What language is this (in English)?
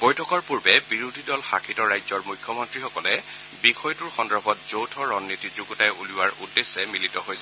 Assamese